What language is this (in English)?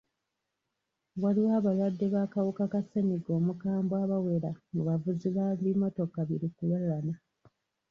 Ganda